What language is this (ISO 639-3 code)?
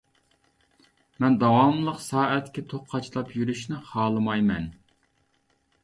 uig